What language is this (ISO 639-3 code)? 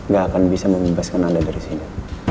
ind